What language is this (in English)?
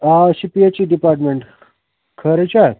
Kashmiri